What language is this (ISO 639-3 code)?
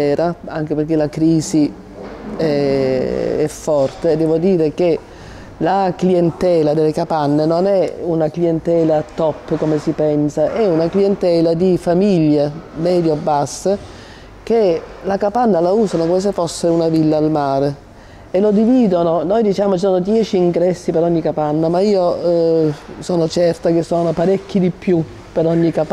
ita